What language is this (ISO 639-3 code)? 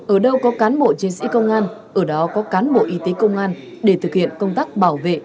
vie